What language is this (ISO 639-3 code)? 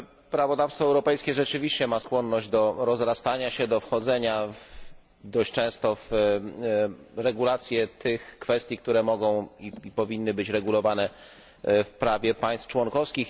pol